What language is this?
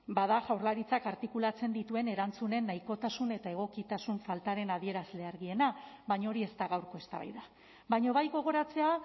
Basque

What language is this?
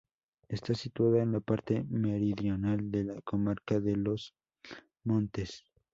Spanish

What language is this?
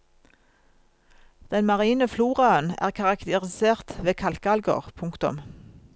Norwegian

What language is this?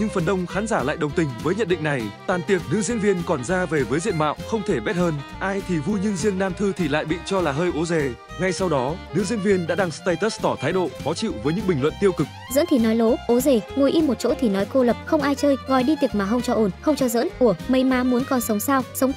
Vietnamese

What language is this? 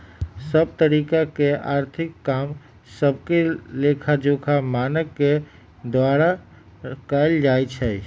Magahi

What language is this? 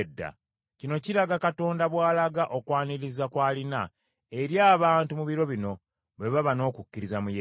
Ganda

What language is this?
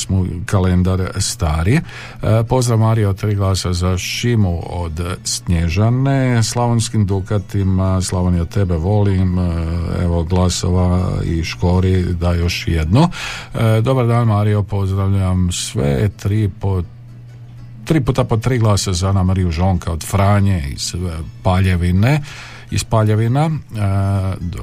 Croatian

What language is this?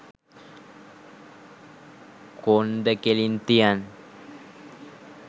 Sinhala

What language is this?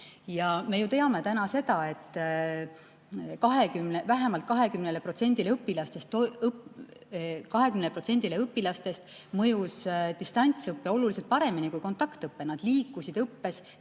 Estonian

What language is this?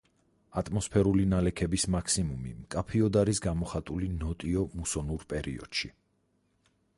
Georgian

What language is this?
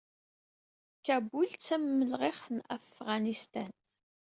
Kabyle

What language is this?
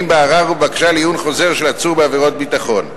Hebrew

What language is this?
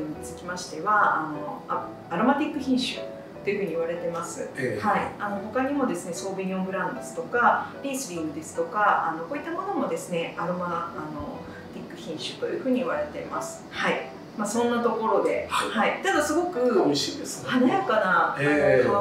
Japanese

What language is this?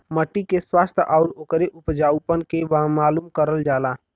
Bhojpuri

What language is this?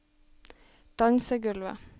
Norwegian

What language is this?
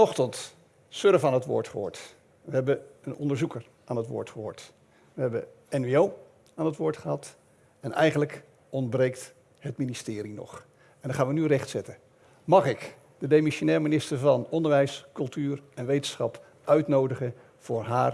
Dutch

